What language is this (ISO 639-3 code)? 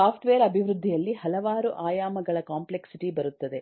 kan